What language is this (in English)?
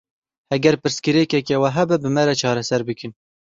Kurdish